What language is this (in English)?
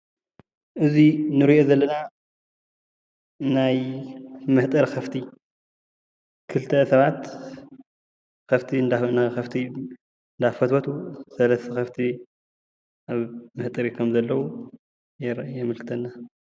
Tigrinya